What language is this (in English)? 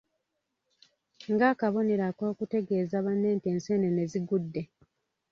Ganda